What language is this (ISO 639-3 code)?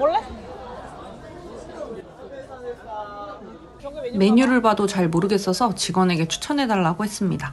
kor